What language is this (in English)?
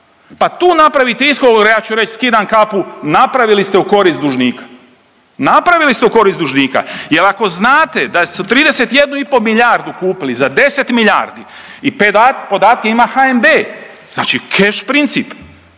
Croatian